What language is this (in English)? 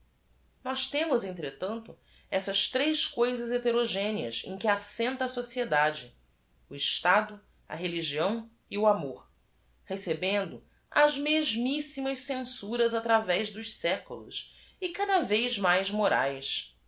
Portuguese